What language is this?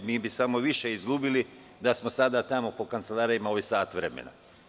Serbian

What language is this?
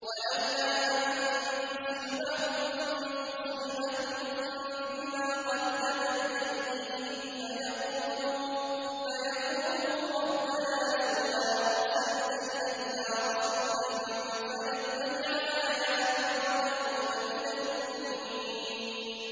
Arabic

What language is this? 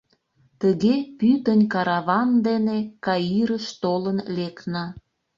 Mari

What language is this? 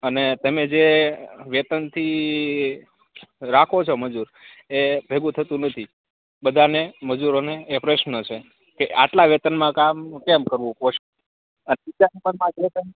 Gujarati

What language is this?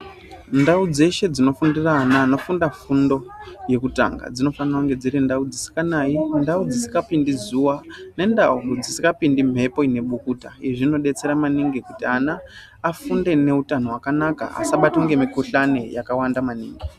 Ndau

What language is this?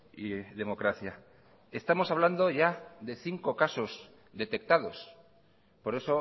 Spanish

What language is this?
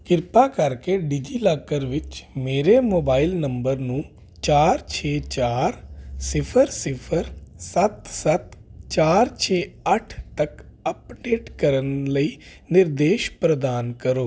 Punjabi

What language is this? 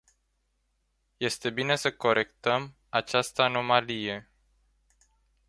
Romanian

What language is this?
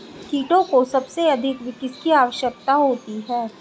Hindi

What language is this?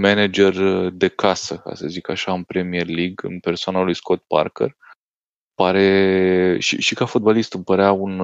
Romanian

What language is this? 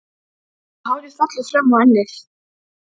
Icelandic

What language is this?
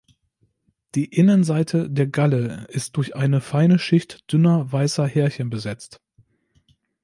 German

